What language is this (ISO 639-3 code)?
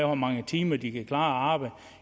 dan